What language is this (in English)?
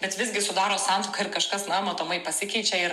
Lithuanian